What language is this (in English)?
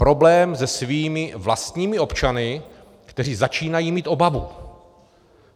Czech